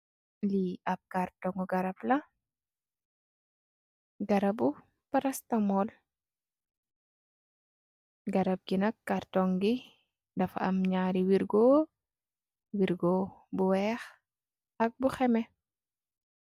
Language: Wolof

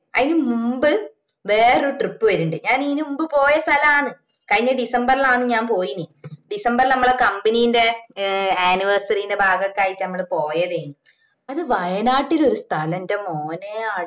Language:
Malayalam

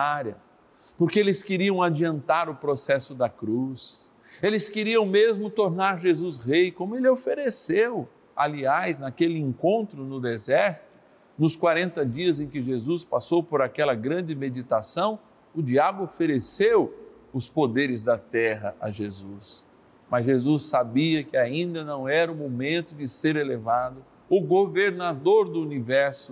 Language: Portuguese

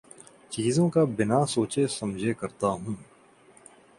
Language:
Urdu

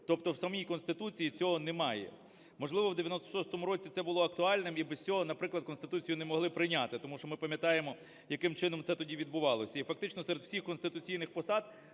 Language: Ukrainian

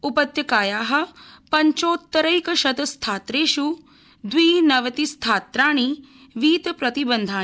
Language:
Sanskrit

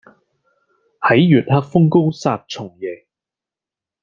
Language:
Cantonese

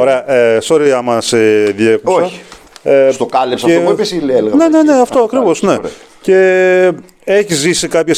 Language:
Greek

